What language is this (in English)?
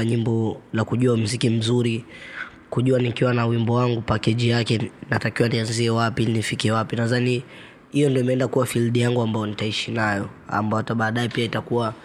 Swahili